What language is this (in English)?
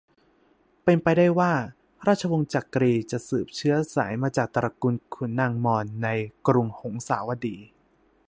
Thai